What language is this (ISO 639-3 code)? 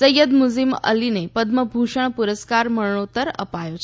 guj